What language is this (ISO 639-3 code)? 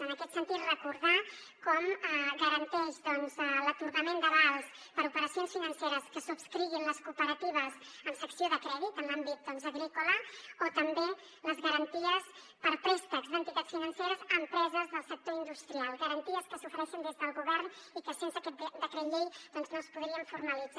cat